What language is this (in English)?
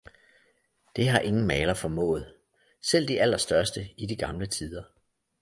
Danish